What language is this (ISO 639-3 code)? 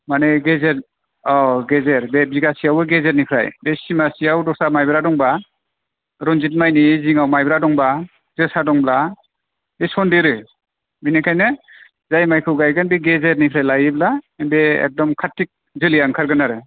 brx